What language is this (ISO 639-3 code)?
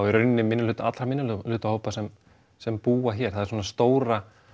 isl